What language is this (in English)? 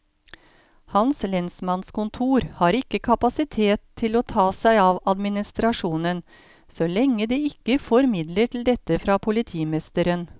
Norwegian